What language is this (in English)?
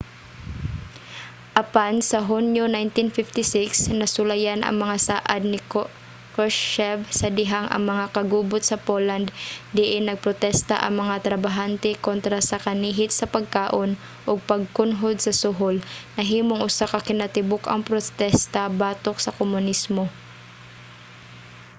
Cebuano